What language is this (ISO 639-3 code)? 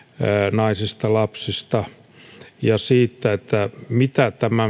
fin